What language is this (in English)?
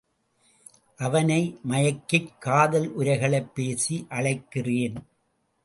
Tamil